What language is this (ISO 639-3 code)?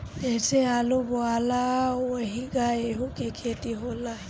bho